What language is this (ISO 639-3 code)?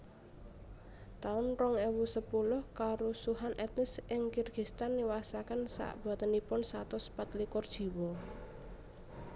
jav